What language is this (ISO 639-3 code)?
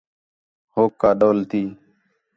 xhe